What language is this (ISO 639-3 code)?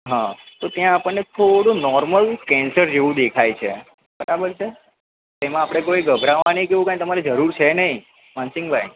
guj